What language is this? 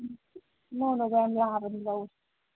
Manipuri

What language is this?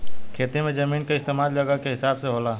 Bhojpuri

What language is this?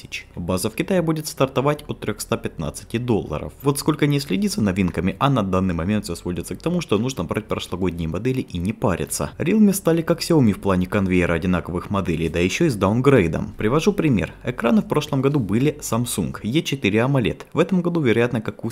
Russian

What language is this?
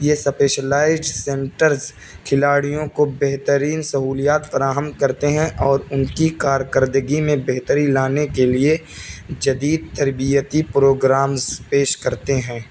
Urdu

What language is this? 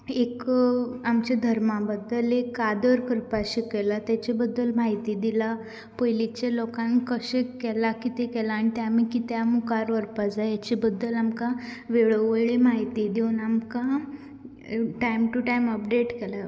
Konkani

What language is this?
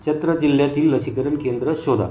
Marathi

